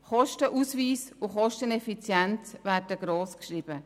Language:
Swiss German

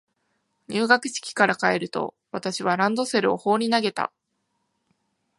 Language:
Japanese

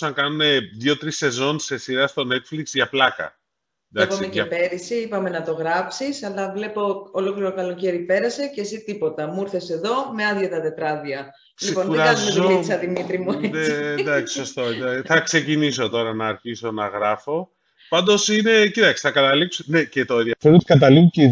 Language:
Greek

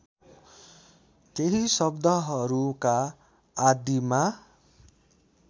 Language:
Nepali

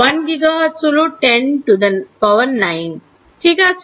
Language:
Bangla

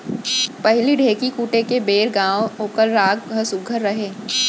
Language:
Chhattisgarhi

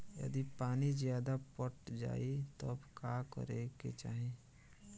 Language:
Bhojpuri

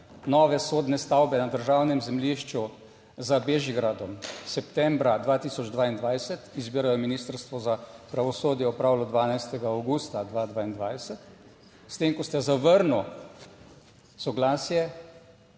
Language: Slovenian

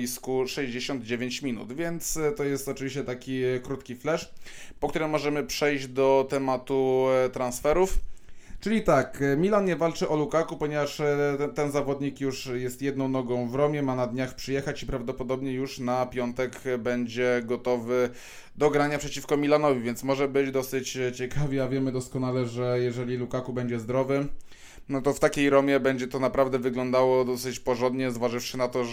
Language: Polish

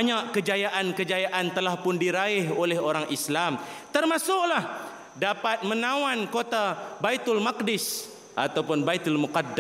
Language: Malay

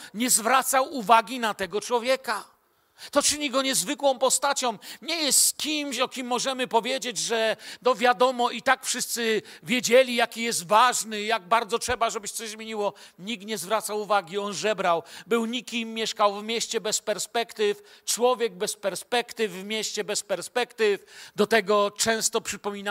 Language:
Polish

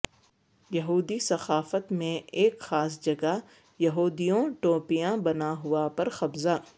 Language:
Urdu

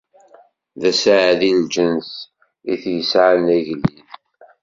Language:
Kabyle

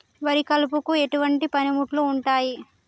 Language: Telugu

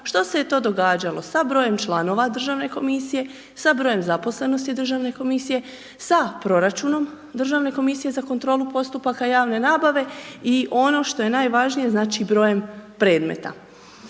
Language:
Croatian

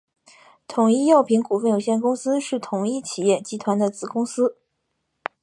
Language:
Chinese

